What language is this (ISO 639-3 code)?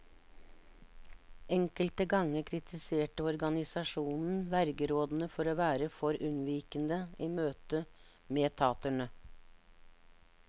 nor